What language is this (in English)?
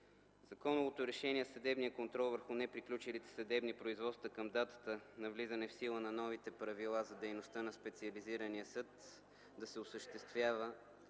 Bulgarian